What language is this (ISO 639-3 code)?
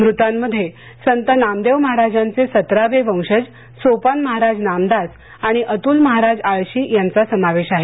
mar